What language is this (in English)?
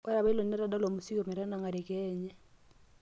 Masai